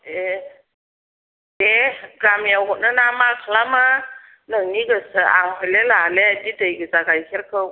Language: Bodo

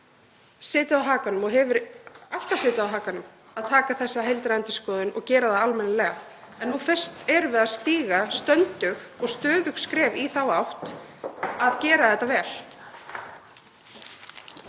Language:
Icelandic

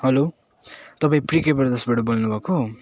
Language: Nepali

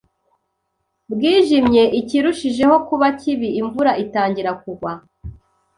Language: Kinyarwanda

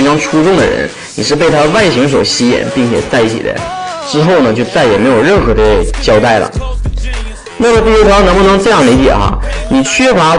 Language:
Chinese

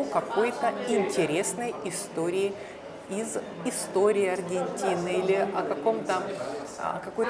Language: Russian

